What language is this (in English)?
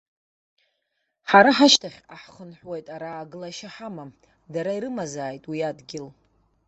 Abkhazian